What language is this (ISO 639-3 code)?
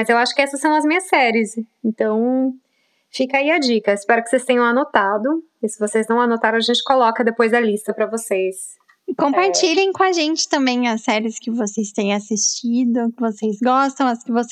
por